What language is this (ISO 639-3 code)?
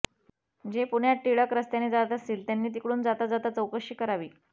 mar